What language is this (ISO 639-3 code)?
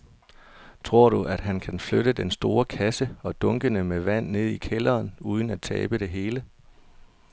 dan